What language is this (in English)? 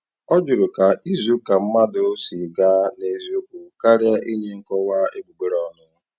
Igbo